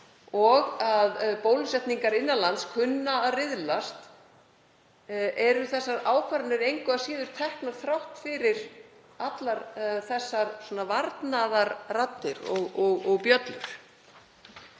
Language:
Icelandic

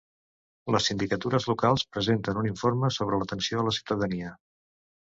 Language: Catalan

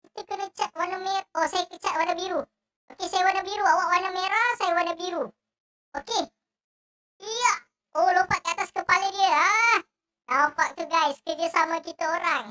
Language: Malay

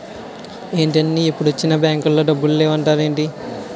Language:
Telugu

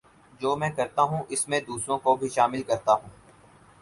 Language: Urdu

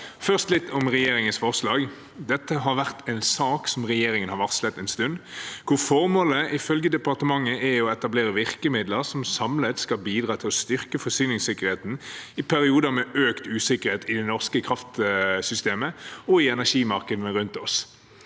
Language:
Norwegian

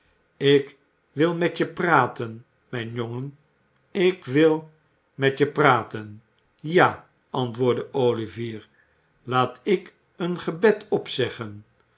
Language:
Dutch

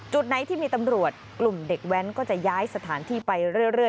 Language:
Thai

